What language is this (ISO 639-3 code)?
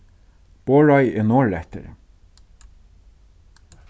fao